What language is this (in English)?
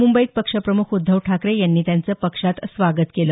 Marathi